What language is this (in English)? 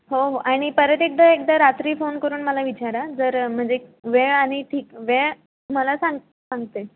Marathi